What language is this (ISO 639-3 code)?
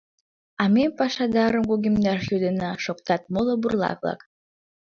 chm